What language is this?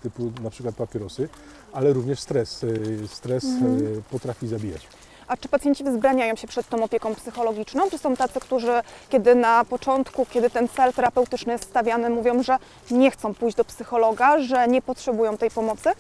Polish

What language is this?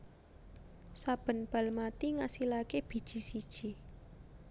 Javanese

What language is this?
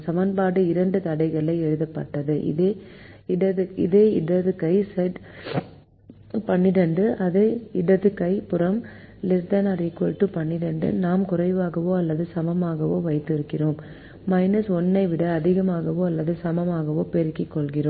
Tamil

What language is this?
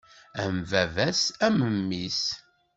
Kabyle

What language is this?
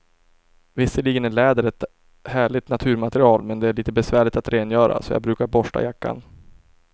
Swedish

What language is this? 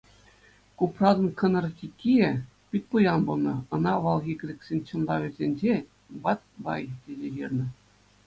Chuvash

